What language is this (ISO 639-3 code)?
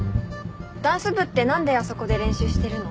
jpn